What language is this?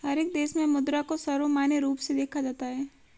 Hindi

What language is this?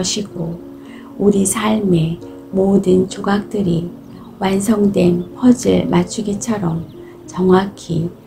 Korean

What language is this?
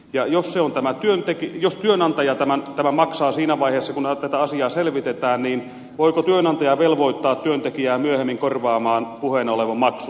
Finnish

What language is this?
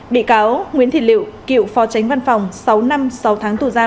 Vietnamese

